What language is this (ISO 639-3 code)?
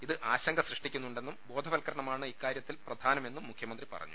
mal